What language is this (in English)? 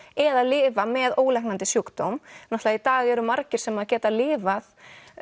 Icelandic